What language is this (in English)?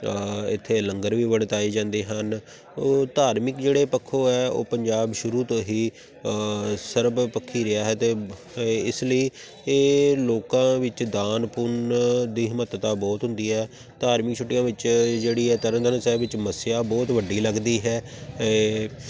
Punjabi